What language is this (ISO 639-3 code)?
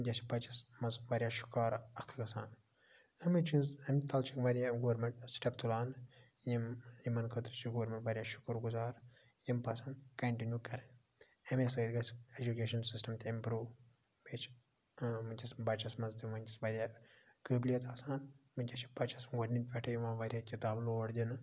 kas